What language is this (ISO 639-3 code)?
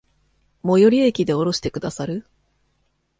jpn